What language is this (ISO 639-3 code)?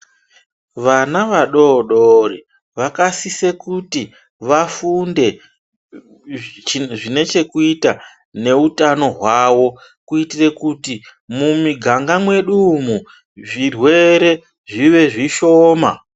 ndc